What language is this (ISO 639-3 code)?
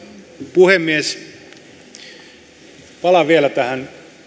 fin